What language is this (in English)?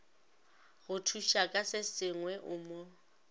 Northern Sotho